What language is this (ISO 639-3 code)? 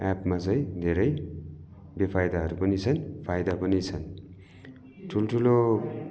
nep